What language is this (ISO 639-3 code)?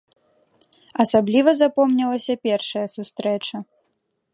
bel